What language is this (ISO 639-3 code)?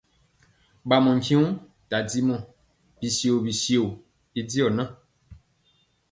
mcx